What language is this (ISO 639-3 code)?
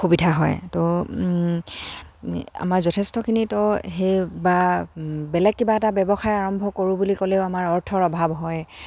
asm